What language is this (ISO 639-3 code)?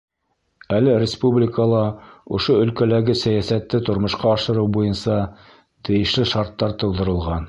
bak